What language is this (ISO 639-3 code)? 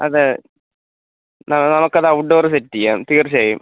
mal